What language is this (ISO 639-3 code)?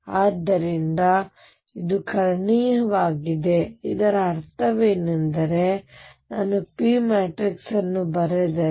kan